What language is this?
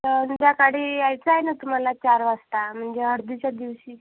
Marathi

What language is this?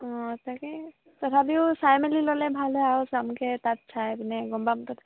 Assamese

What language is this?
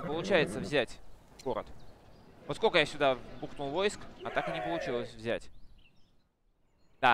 Russian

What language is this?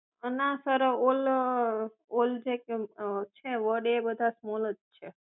Gujarati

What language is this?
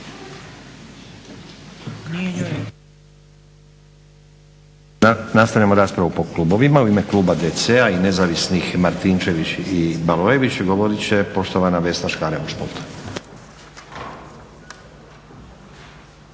Croatian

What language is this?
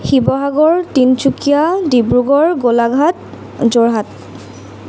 Assamese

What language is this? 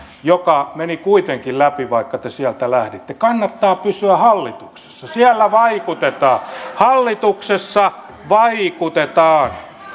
Finnish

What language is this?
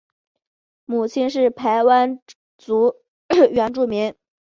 Chinese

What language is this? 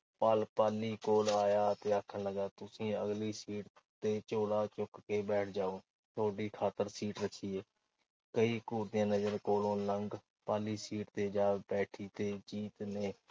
Punjabi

